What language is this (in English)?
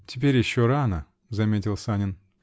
Russian